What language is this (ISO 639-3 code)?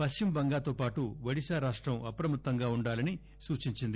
tel